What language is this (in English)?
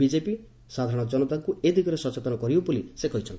Odia